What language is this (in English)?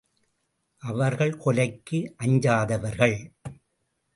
Tamil